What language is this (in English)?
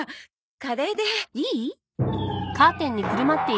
Japanese